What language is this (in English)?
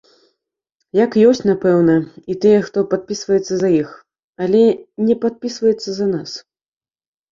Belarusian